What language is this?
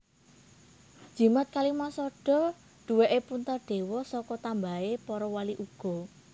Javanese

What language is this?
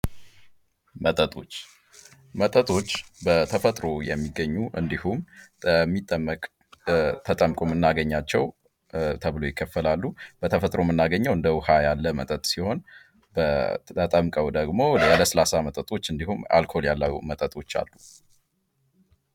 Amharic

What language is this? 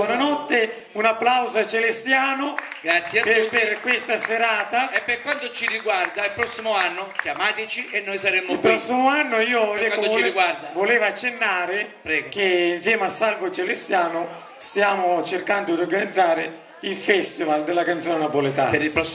Italian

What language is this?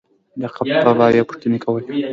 Pashto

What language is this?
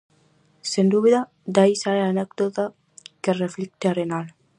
Galician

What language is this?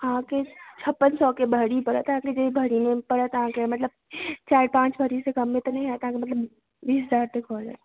Maithili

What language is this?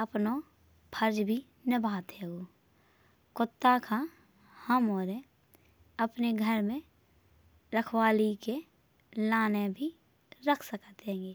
Bundeli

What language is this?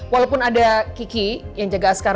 Indonesian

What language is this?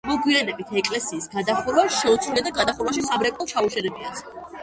Georgian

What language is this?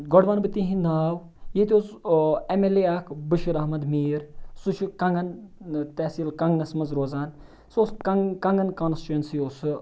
Kashmiri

